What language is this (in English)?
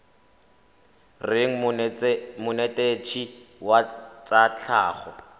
Tswana